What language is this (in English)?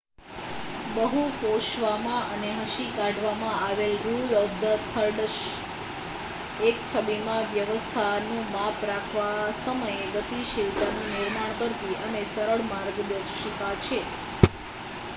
Gujarati